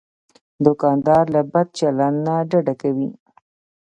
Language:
Pashto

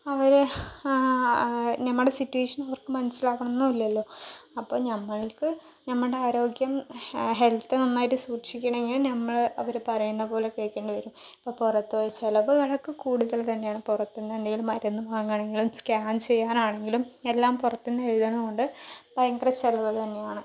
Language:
Malayalam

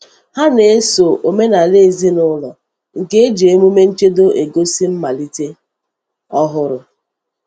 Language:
Igbo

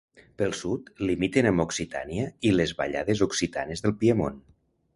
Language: Catalan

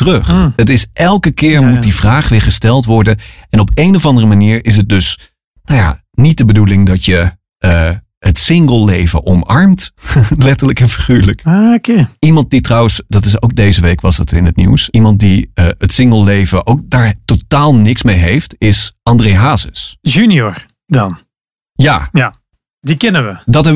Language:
Dutch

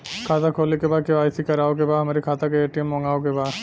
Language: Bhojpuri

